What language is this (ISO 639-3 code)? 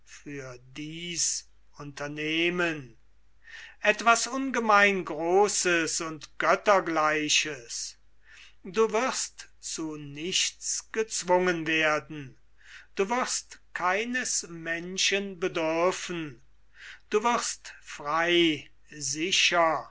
deu